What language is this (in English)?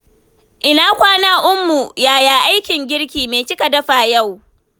Hausa